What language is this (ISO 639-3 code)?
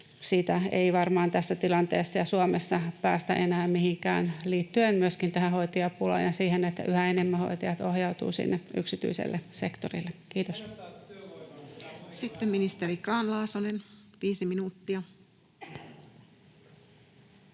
fin